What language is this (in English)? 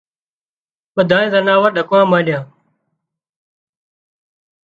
Wadiyara Koli